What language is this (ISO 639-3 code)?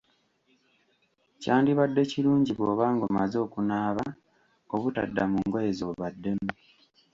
lug